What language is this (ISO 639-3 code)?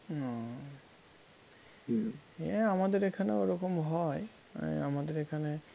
ben